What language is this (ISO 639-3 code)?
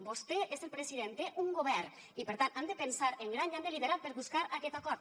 cat